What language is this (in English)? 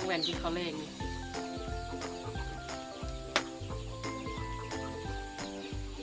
Thai